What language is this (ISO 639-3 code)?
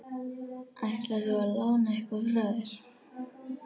isl